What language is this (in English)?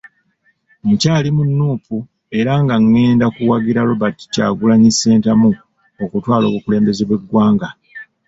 Ganda